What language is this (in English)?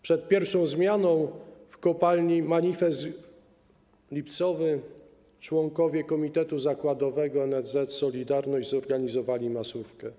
Polish